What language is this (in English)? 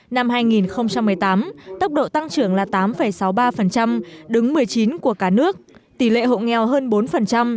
Vietnamese